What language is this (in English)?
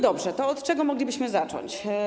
Polish